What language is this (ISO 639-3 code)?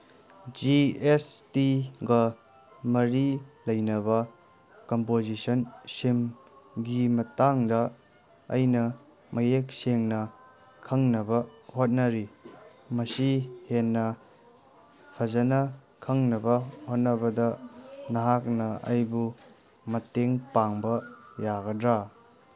mni